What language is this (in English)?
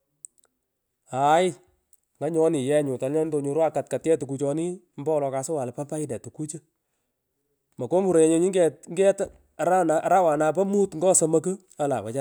Pökoot